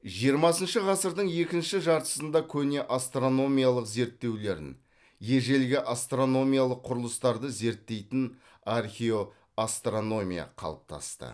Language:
Kazakh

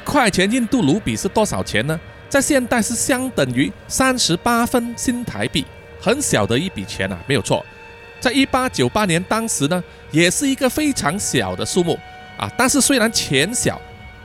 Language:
Chinese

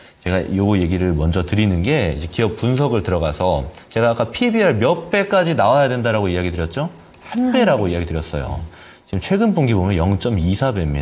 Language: Korean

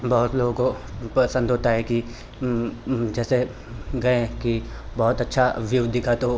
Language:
Hindi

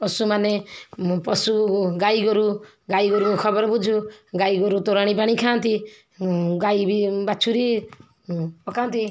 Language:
Odia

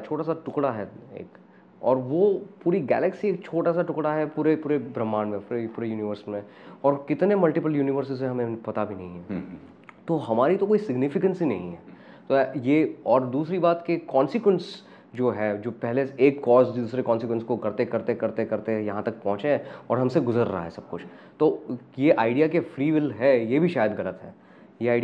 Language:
Hindi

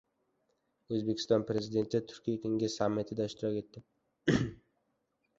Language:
Uzbek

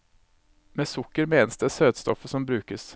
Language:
Norwegian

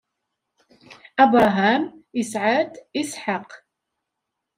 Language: Kabyle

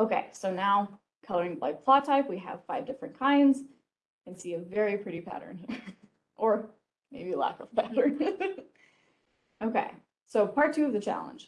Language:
English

